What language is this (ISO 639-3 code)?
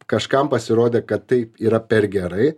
lit